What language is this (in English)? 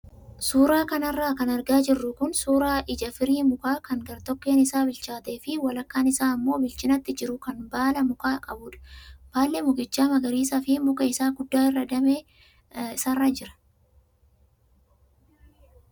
Oromo